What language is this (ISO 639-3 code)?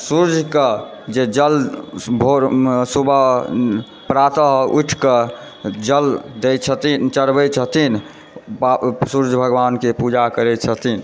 mai